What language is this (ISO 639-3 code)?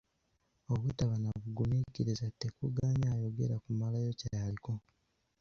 lug